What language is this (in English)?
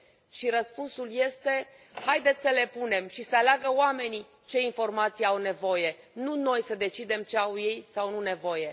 Romanian